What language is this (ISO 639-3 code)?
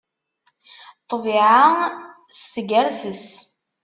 kab